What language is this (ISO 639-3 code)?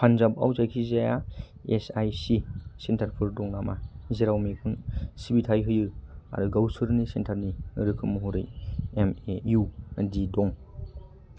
brx